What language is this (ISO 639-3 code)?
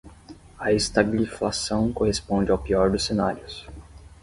por